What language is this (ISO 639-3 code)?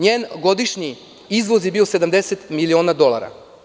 srp